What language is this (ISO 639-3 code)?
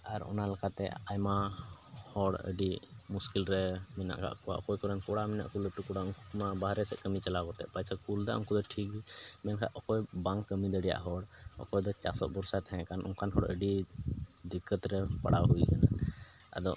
sat